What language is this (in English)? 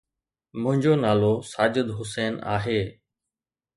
Sindhi